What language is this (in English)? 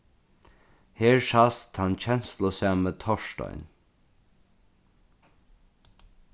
Faroese